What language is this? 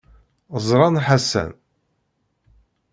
Kabyle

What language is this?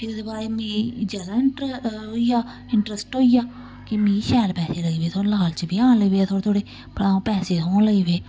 Dogri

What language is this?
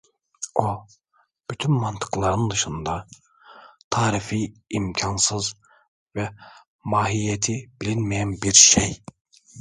Turkish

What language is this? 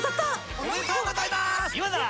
Japanese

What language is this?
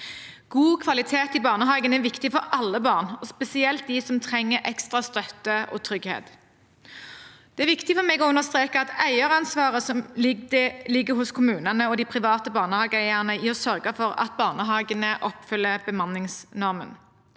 Norwegian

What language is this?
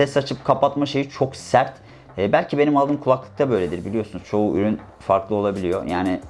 Turkish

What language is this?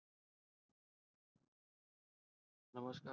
Gujarati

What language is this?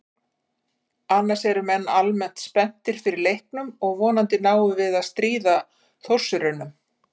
Icelandic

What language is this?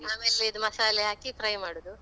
Kannada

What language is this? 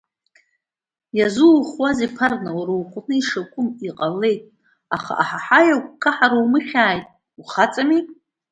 Abkhazian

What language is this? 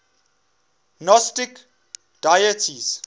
English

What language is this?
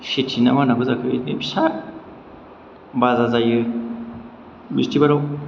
Bodo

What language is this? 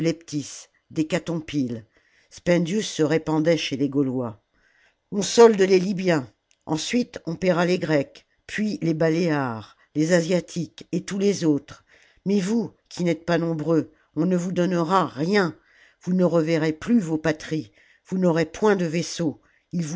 French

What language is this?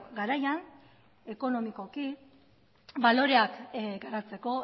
Basque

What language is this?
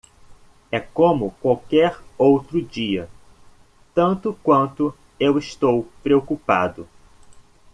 Portuguese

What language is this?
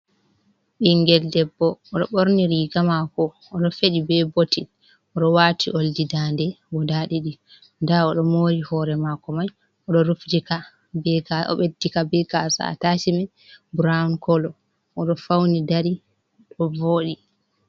Fula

